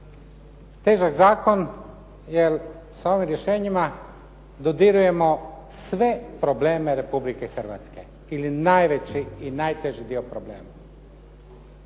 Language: Croatian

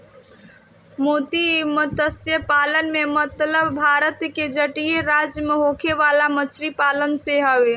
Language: Bhojpuri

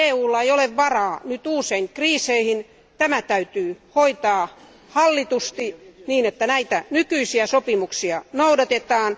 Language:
Finnish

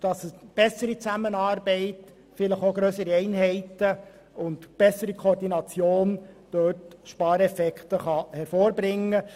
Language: Swiss German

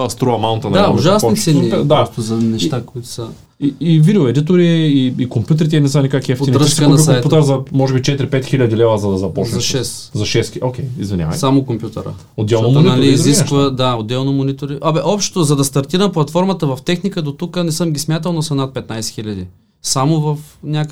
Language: Bulgarian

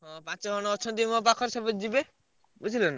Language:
Odia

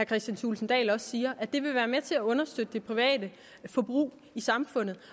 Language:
Danish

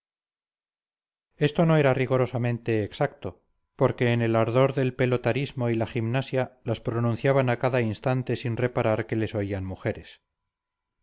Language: Spanish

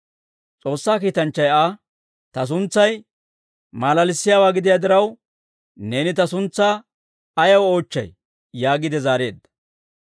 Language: Dawro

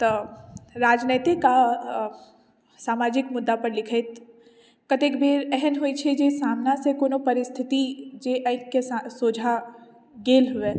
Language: Maithili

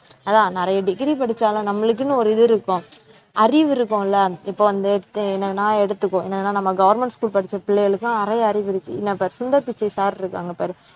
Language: Tamil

